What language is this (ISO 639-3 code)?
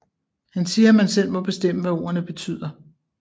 dan